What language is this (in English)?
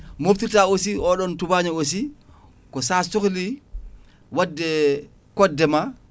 Fula